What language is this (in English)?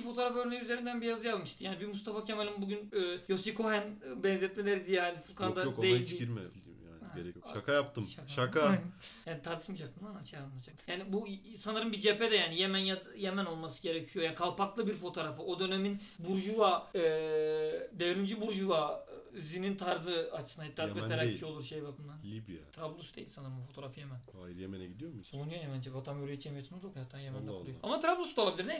Turkish